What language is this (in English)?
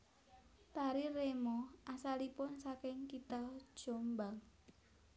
Javanese